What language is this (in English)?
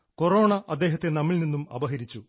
Malayalam